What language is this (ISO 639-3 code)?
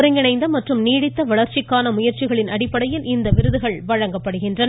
tam